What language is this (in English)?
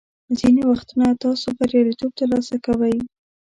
Pashto